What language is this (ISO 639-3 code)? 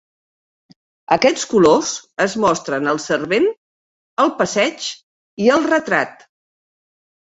cat